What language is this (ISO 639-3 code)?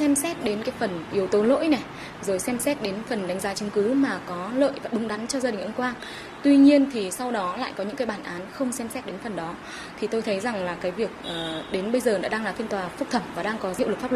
vie